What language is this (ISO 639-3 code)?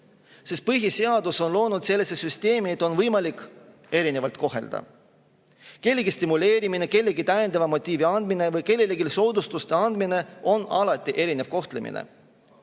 est